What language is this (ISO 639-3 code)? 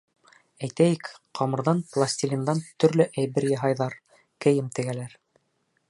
bak